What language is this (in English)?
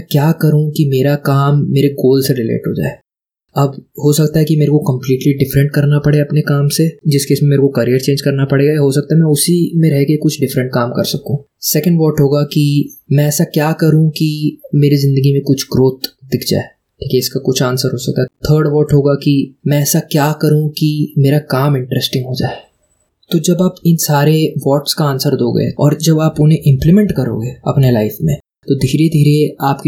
Hindi